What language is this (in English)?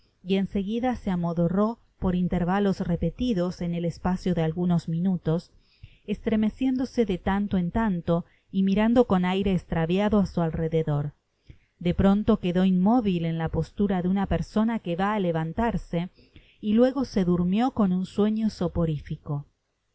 Spanish